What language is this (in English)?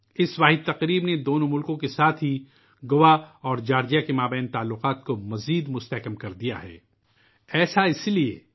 Urdu